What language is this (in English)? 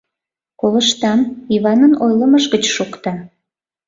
Mari